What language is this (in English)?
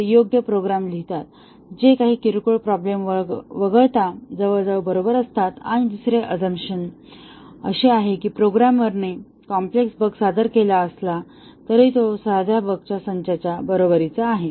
Marathi